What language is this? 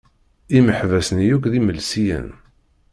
Kabyle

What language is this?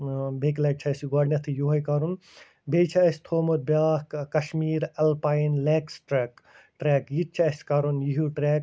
Kashmiri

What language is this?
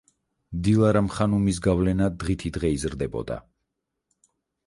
Georgian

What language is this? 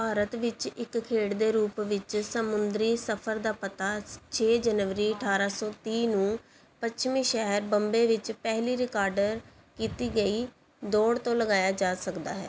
Punjabi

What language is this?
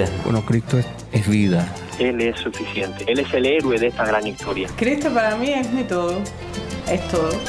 Spanish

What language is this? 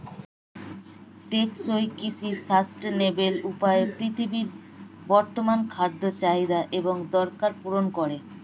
Bangla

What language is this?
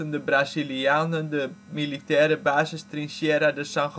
Dutch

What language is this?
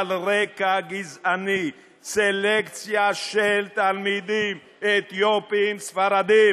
Hebrew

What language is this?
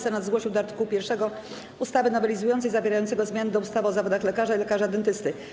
Polish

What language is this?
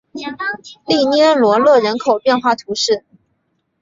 Chinese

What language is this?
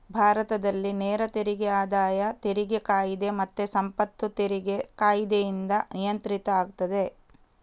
Kannada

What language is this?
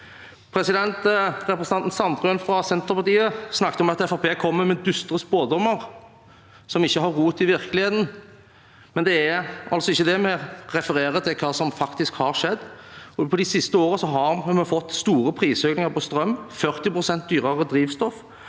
Norwegian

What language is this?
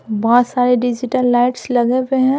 Hindi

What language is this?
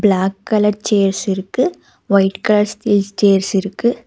Tamil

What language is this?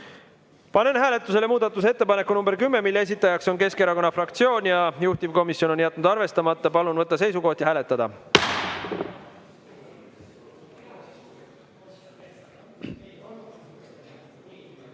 Estonian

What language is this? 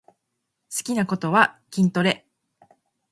Japanese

